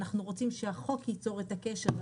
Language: Hebrew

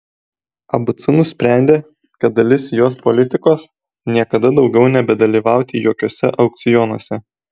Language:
Lithuanian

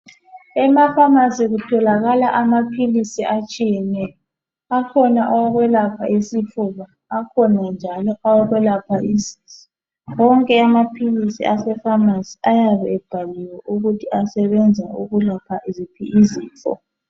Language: North Ndebele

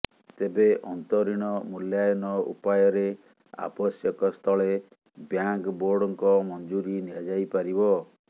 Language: Odia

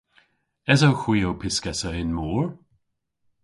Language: Cornish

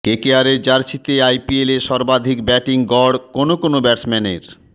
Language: Bangla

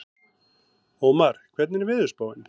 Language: Icelandic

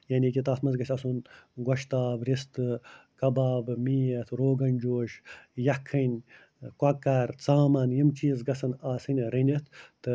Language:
Kashmiri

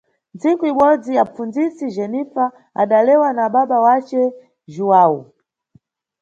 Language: Nyungwe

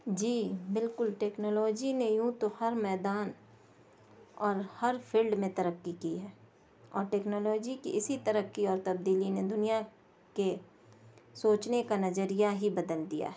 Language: Urdu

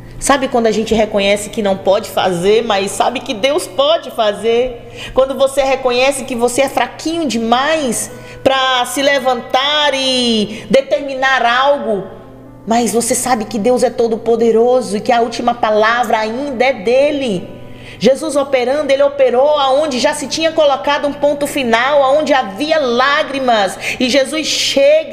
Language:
Portuguese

